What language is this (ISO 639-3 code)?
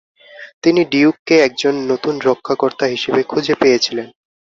ben